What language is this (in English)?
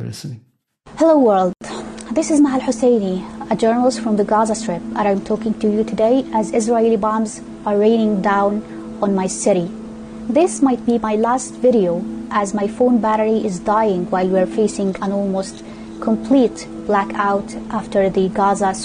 Persian